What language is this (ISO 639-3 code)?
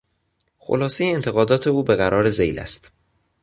fas